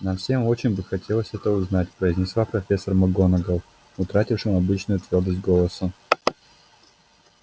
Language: Russian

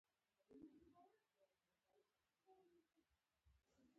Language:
Pashto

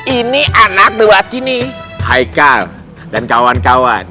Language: Indonesian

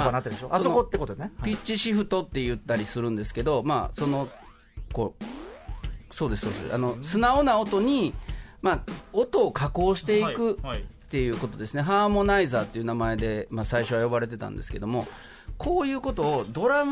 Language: Japanese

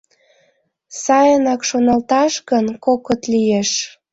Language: Mari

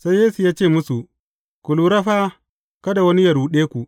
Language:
Hausa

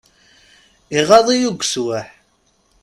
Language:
Kabyle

